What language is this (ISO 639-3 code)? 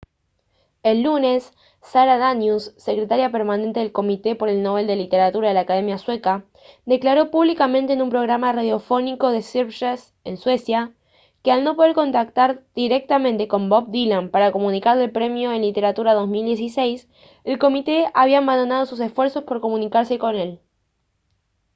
spa